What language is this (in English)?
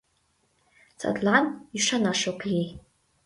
Mari